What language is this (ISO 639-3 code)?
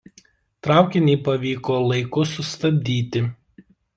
lit